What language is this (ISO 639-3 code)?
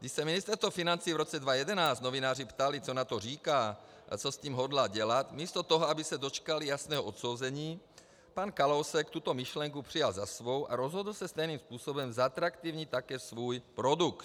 ces